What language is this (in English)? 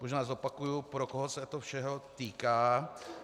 Czech